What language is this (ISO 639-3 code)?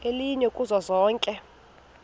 xho